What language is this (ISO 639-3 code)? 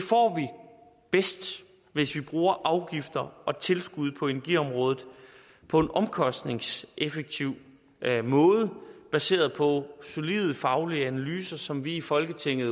dan